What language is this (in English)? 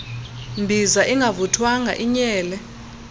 Xhosa